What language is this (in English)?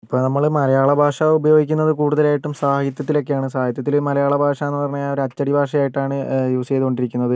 Malayalam